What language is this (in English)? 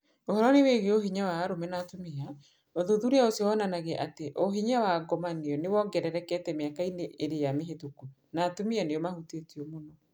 Kikuyu